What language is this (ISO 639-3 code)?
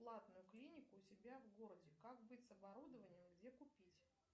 rus